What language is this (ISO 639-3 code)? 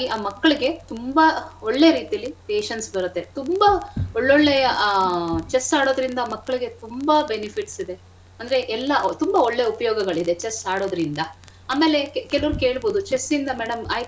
kan